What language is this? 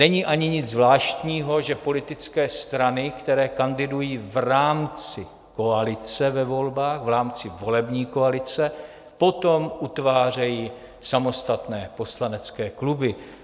Czech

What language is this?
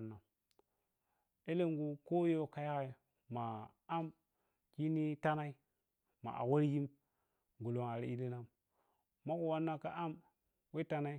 Piya-Kwonci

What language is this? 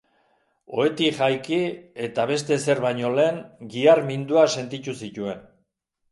Basque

